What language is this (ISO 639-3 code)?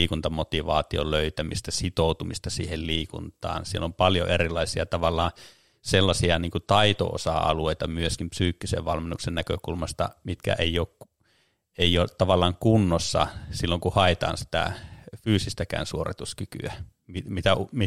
fin